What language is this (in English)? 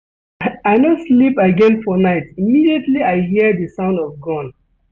Nigerian Pidgin